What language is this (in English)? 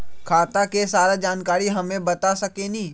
Magahi